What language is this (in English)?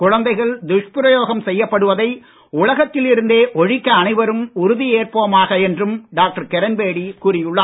Tamil